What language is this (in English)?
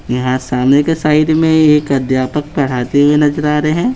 Hindi